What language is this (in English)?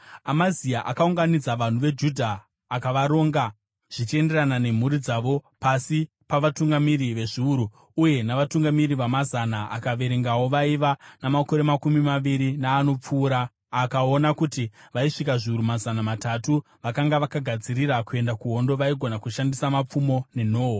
Shona